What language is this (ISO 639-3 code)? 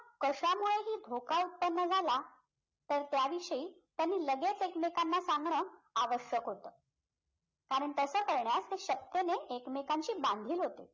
mar